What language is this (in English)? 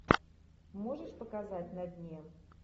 Russian